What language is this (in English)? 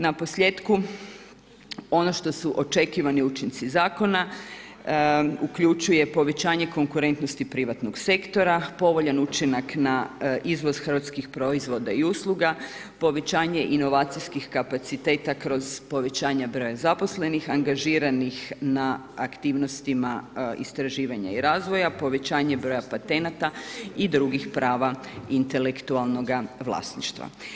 Croatian